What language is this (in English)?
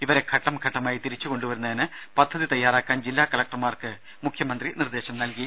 Malayalam